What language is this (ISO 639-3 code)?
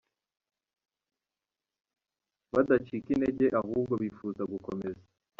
kin